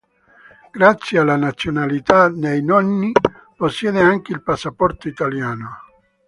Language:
Italian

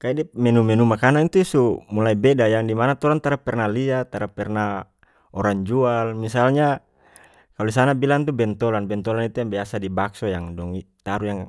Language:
North Moluccan Malay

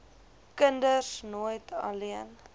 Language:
Afrikaans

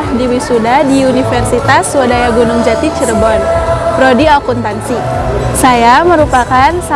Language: Indonesian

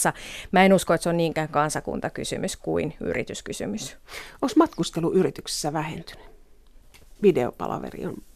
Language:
Finnish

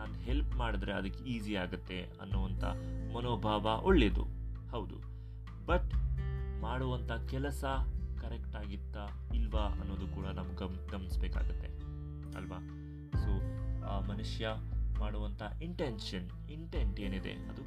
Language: Kannada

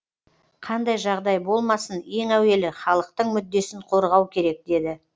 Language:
Kazakh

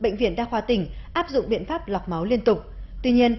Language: Vietnamese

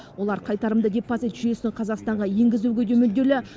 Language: Kazakh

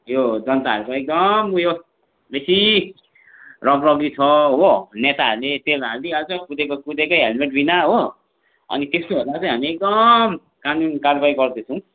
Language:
Nepali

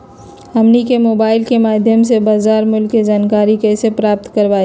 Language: Magahi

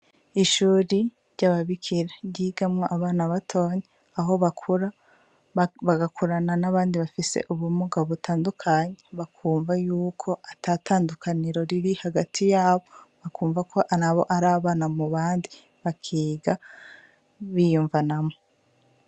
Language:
Rundi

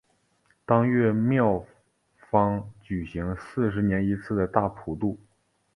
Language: Chinese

